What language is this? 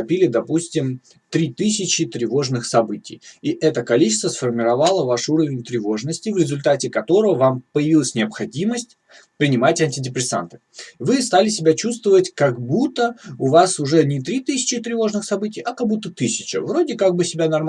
Russian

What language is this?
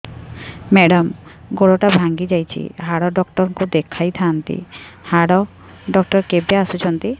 Odia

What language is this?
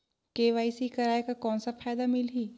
Chhattisgarhi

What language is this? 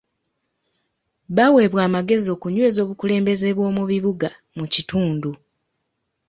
Ganda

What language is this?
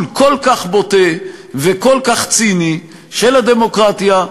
Hebrew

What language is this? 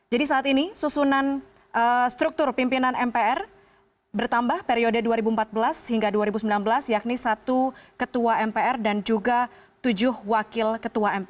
Indonesian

